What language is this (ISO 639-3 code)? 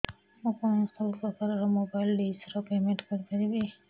ori